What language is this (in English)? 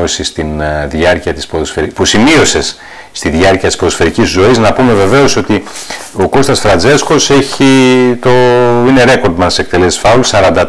Greek